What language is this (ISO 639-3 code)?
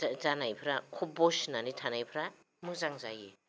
brx